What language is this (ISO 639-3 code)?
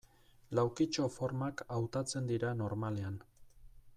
eus